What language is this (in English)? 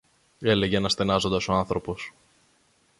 Greek